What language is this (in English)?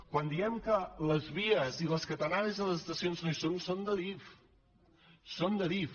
Catalan